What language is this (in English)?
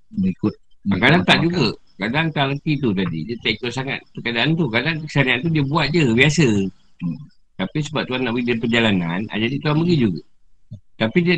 Malay